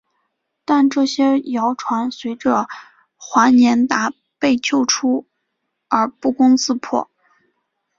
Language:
Chinese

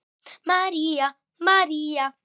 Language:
Icelandic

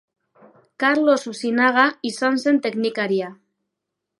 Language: Basque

